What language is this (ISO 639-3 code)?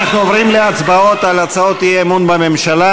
heb